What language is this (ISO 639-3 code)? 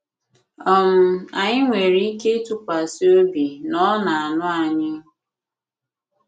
ibo